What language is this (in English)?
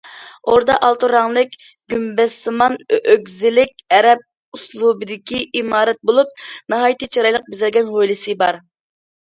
Uyghur